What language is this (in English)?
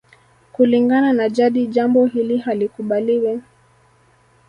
Swahili